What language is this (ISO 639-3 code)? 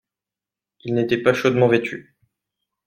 fra